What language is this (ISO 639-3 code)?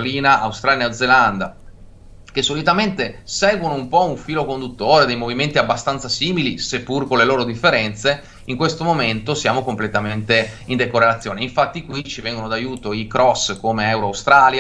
ita